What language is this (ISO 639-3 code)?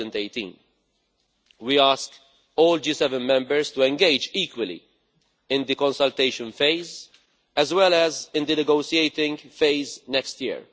eng